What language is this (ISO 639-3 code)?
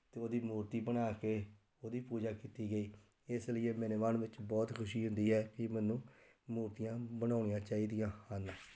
pan